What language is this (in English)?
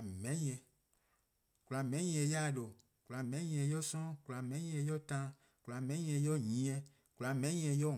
Eastern Krahn